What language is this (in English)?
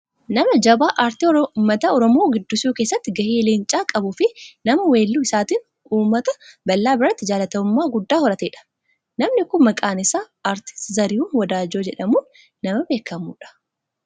Oromo